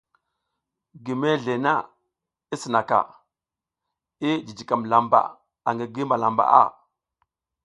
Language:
South Giziga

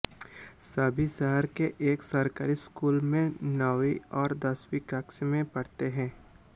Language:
Hindi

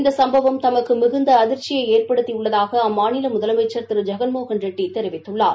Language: Tamil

